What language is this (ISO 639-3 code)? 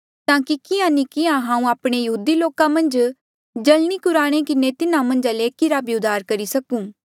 mjl